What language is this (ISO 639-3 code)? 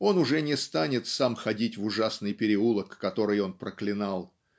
rus